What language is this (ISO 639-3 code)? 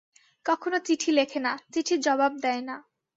ben